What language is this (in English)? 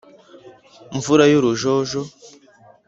Kinyarwanda